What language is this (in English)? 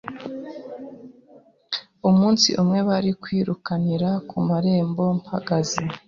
Kinyarwanda